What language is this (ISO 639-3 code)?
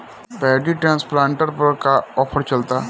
bho